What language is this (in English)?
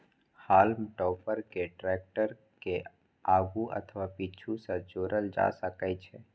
Maithili